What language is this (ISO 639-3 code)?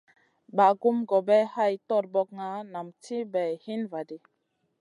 mcn